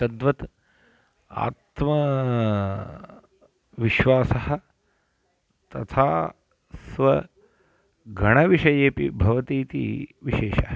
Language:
Sanskrit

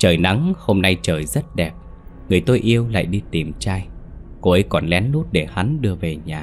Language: Vietnamese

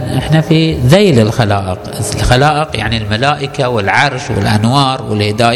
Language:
Arabic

